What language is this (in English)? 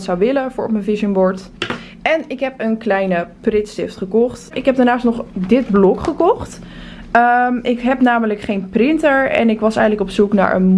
Dutch